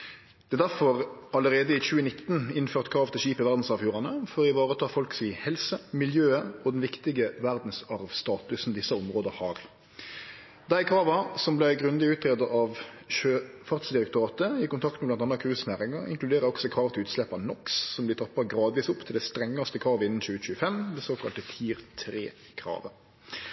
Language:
Norwegian Nynorsk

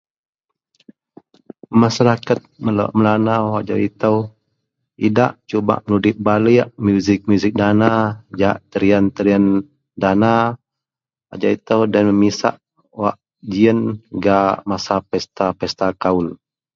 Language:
Central Melanau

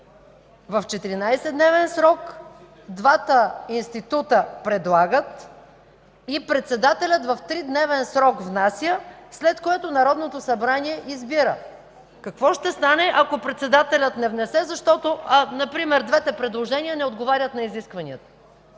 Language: Bulgarian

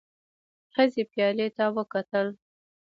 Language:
Pashto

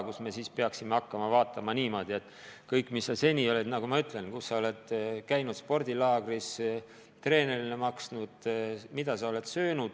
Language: Estonian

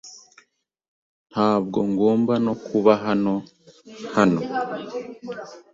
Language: Kinyarwanda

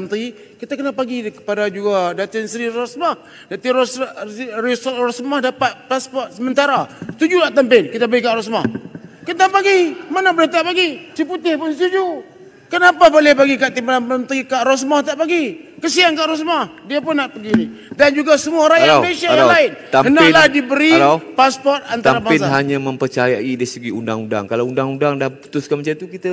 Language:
Malay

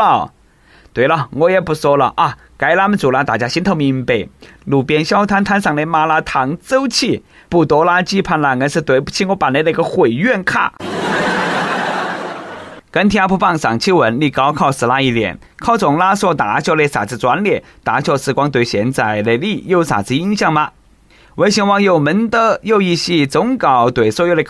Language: Chinese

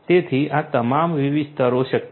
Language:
Gujarati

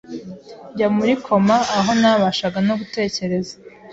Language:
Kinyarwanda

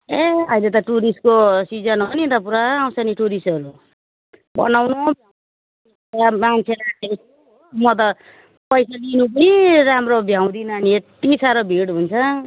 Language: Nepali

